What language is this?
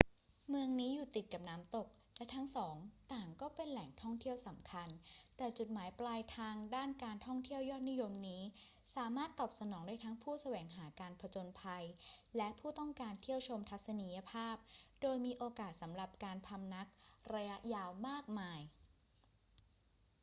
Thai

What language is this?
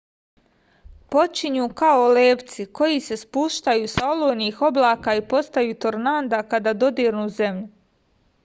Serbian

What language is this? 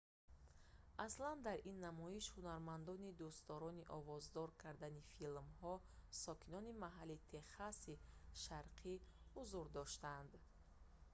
Tajik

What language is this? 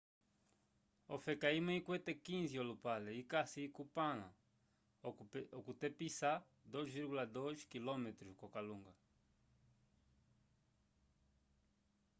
Umbundu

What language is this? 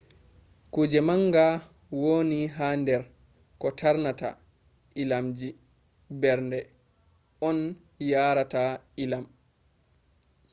Fula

